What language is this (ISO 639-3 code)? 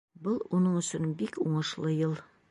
bak